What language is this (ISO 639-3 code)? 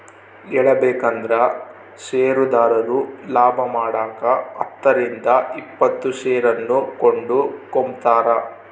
kan